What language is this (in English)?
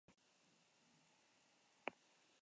Basque